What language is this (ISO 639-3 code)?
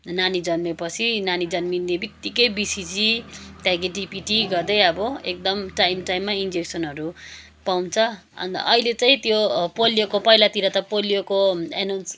nep